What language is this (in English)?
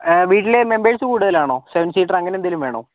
Malayalam